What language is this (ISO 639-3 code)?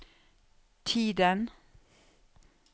nor